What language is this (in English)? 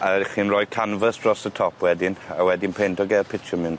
Welsh